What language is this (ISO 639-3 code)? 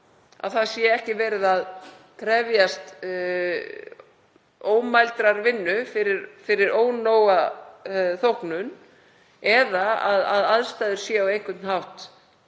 isl